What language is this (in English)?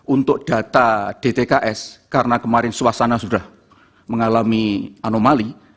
Indonesian